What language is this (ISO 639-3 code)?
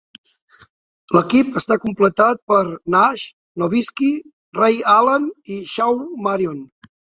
cat